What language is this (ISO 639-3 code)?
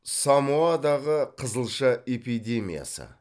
kaz